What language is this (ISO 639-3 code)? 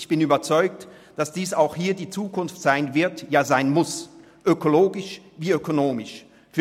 gsw